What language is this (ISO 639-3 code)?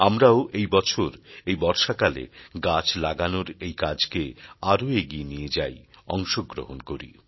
ben